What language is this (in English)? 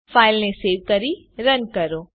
Gujarati